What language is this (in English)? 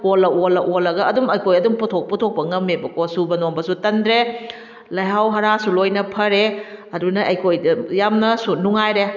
Manipuri